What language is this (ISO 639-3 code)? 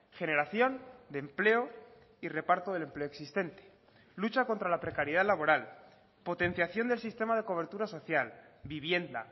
spa